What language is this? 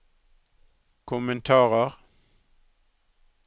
Norwegian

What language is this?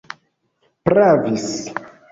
Esperanto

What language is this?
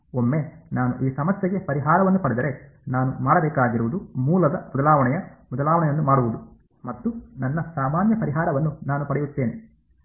Kannada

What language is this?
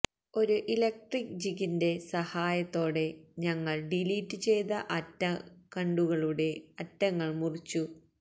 Malayalam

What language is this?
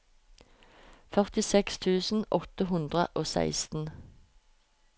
Norwegian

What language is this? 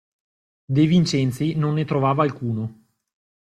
Italian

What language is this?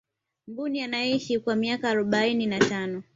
Swahili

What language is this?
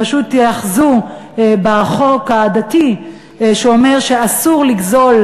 Hebrew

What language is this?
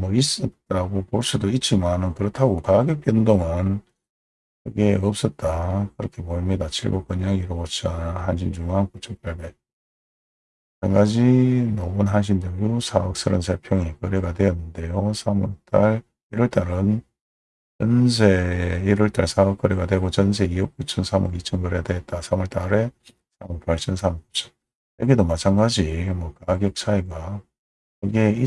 Korean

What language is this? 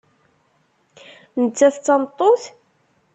Kabyle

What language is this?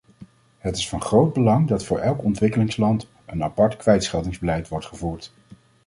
Dutch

